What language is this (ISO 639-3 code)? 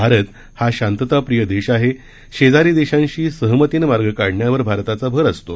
mar